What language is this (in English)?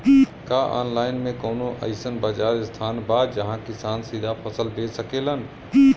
Bhojpuri